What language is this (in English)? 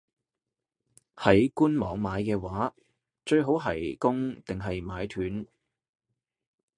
Cantonese